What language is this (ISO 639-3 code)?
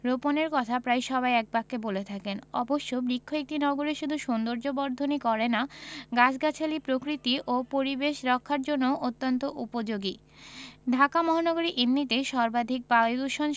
ben